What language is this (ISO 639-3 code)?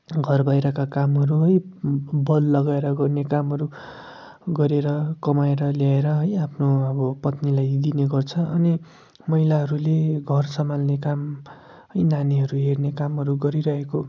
nep